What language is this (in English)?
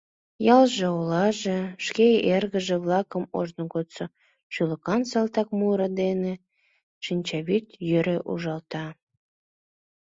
Mari